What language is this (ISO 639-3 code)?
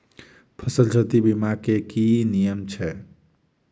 mai